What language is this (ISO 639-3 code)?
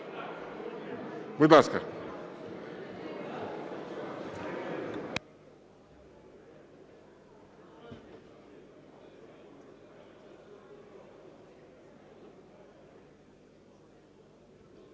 ukr